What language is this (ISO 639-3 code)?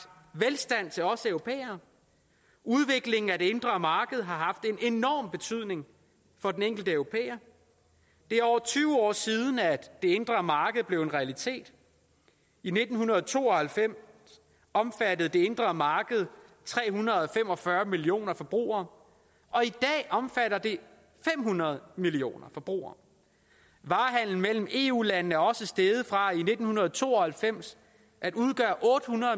dan